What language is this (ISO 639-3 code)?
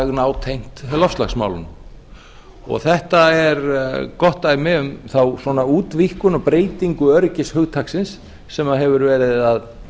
isl